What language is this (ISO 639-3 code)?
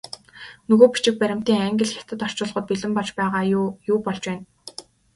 mon